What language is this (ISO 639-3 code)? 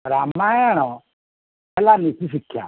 ori